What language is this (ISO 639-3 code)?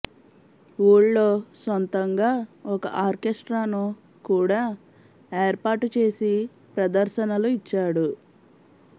tel